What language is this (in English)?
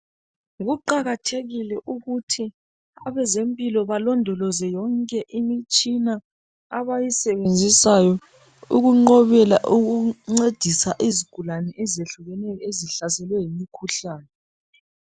North Ndebele